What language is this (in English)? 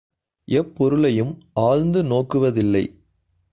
Tamil